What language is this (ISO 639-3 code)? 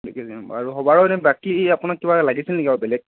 asm